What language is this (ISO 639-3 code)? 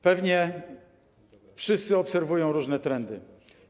pol